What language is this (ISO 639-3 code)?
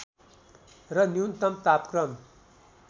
nep